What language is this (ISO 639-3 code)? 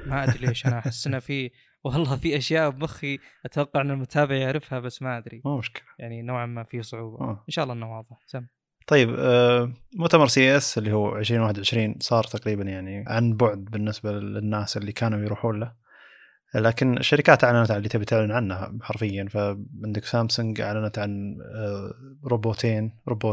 ara